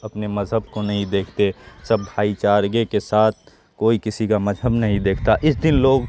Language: Urdu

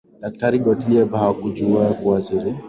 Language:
Swahili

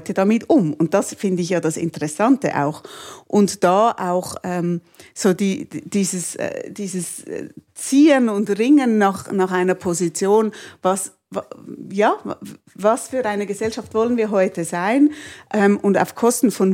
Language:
German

